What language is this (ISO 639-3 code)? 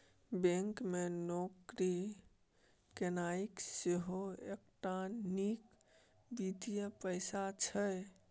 mai